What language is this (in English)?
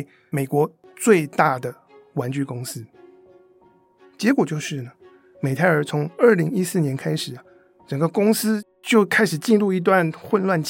Chinese